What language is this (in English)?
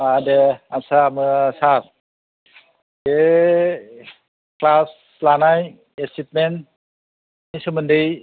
Bodo